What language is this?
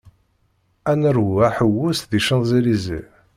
Kabyle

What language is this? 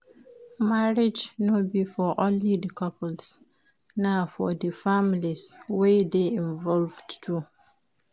Nigerian Pidgin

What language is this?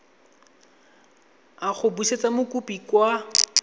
Tswana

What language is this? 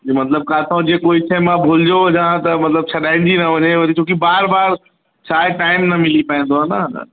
Sindhi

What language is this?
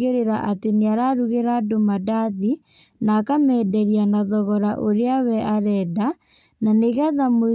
Kikuyu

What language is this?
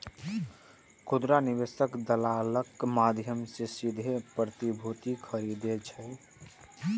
Maithili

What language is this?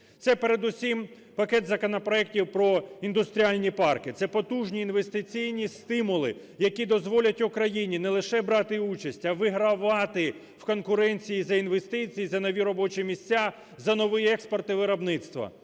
Ukrainian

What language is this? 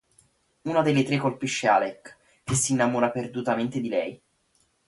Italian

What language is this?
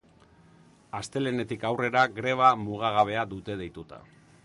Basque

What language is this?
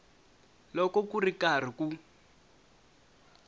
Tsonga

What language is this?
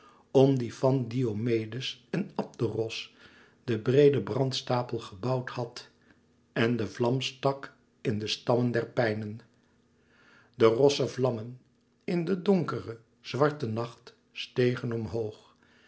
Dutch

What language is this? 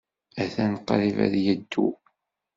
Kabyle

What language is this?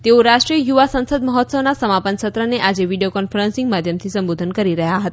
Gujarati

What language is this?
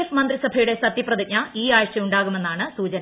Malayalam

